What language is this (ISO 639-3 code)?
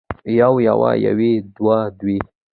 pus